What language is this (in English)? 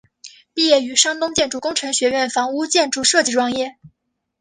Chinese